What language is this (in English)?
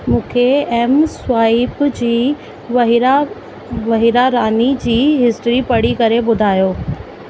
Sindhi